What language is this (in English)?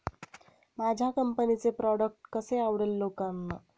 Marathi